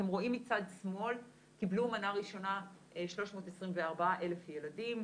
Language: Hebrew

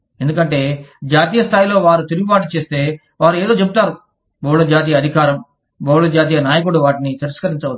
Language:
Telugu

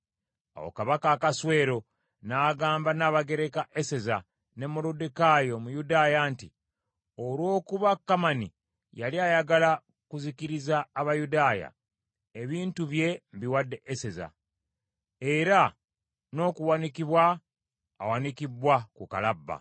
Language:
Ganda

